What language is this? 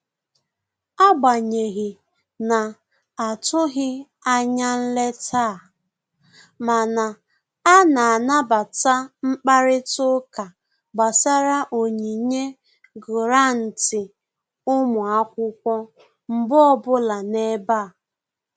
Igbo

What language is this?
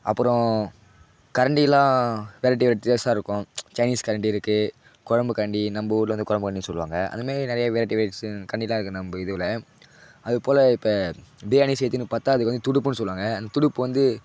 Tamil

